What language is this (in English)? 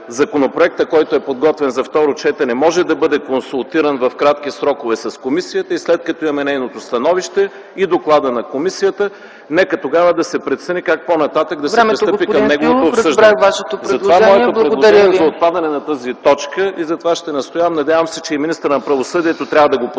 Bulgarian